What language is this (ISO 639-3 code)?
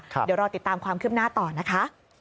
tha